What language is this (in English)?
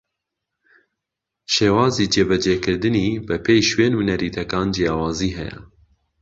Central Kurdish